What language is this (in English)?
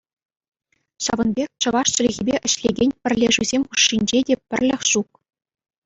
Chuvash